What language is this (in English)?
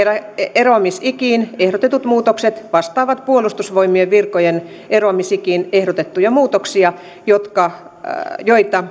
Finnish